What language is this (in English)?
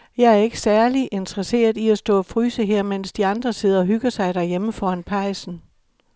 Danish